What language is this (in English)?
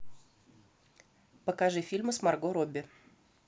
Russian